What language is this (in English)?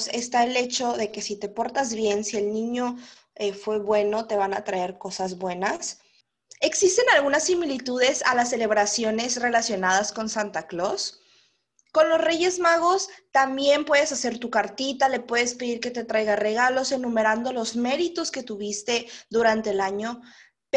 Spanish